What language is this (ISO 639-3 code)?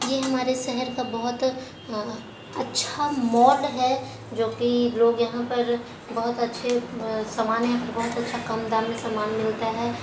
hin